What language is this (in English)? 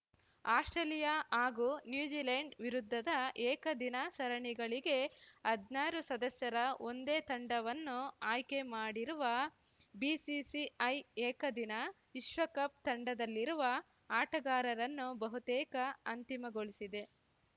Kannada